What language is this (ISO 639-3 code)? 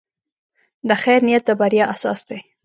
pus